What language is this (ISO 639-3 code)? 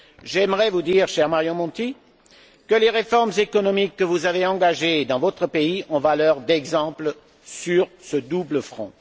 fra